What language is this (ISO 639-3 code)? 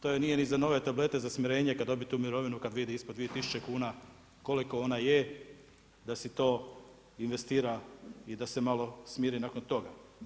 hrv